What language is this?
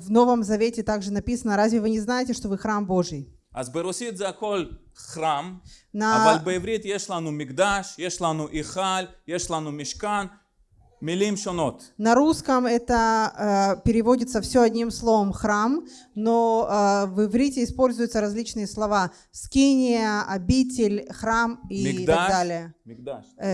Russian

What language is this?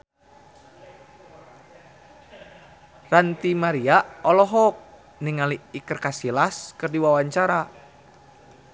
Sundanese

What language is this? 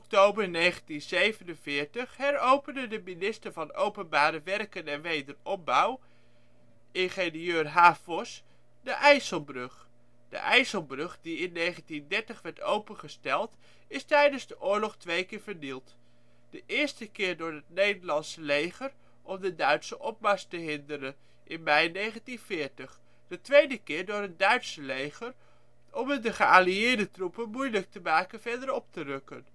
Dutch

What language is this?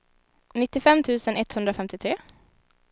Swedish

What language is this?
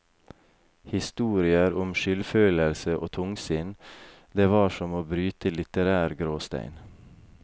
Norwegian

